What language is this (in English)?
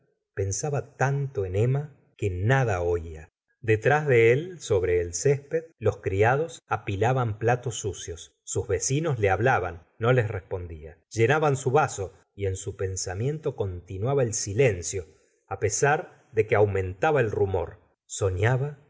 Spanish